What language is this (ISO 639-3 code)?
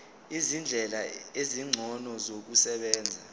zul